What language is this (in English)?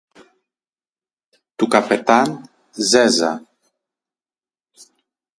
Greek